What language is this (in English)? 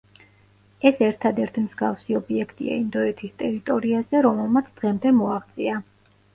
Georgian